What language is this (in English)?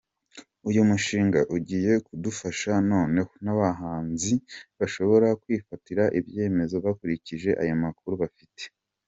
Kinyarwanda